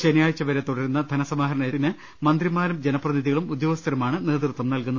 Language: Malayalam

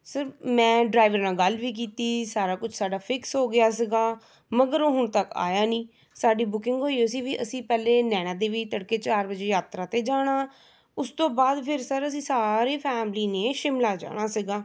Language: Punjabi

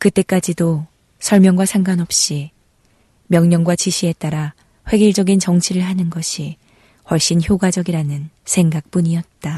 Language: Korean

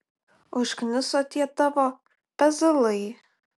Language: Lithuanian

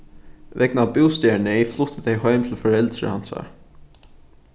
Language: Faroese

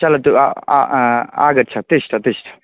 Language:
Sanskrit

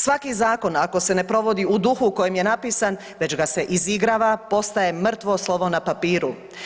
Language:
Croatian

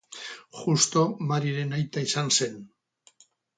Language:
Basque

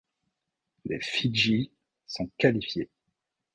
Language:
French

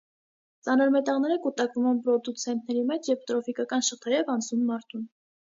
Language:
Armenian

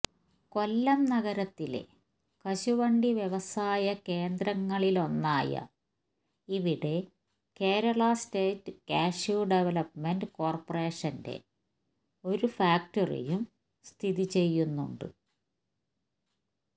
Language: Malayalam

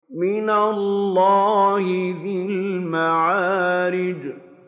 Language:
Arabic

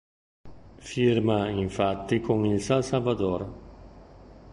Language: Italian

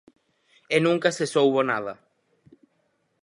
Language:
Galician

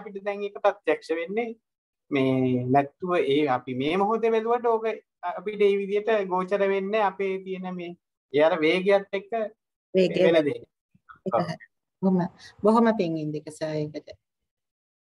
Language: Thai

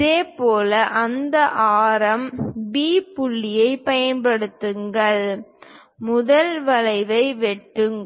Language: Tamil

